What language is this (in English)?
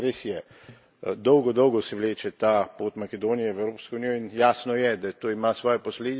Slovenian